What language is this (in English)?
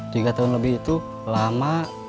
Indonesian